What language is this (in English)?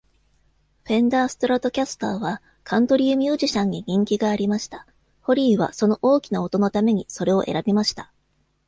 Japanese